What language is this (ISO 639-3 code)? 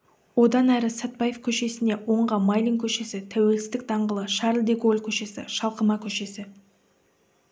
kaz